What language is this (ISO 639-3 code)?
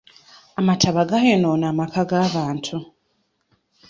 lug